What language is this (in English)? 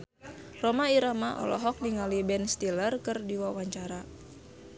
Sundanese